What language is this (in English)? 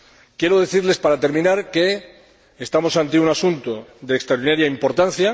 Spanish